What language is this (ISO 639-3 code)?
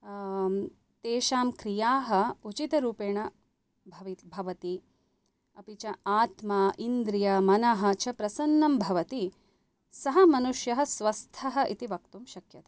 san